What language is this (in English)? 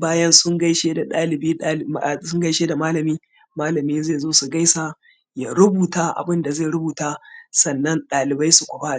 Hausa